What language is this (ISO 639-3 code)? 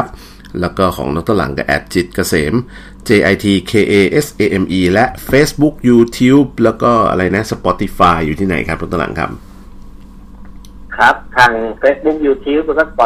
tha